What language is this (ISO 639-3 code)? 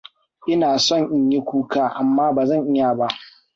hau